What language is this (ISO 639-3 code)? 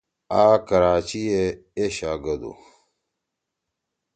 trw